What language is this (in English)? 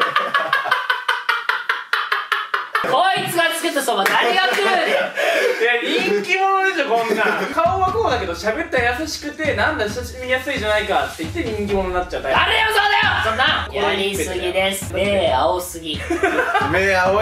Japanese